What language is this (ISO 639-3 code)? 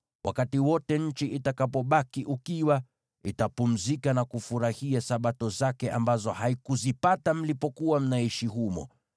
swa